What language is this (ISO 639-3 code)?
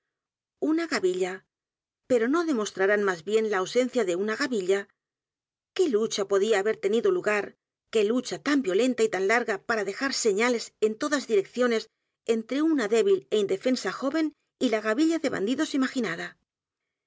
spa